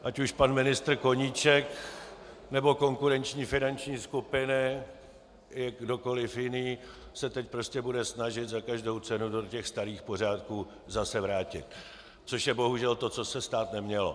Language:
Czech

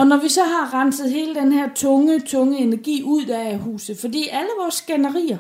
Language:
Danish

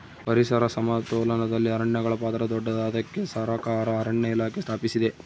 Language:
Kannada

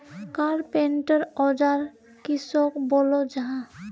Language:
Magahi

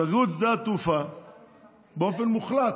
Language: Hebrew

